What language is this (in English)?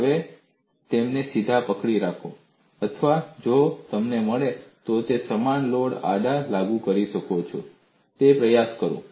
Gujarati